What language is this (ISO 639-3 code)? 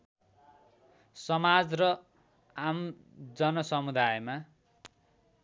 nep